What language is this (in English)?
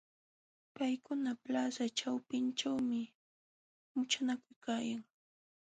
Jauja Wanca Quechua